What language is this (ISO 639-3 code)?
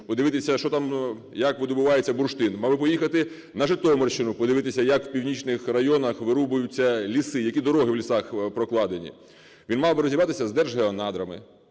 ukr